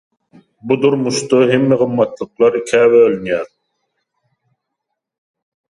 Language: Turkmen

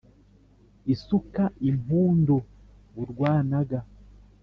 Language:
Kinyarwanda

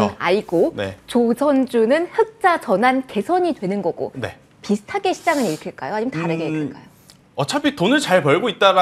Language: Korean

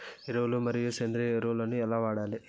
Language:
Telugu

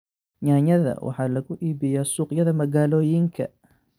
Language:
Somali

